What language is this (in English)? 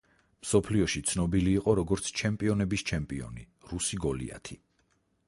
Georgian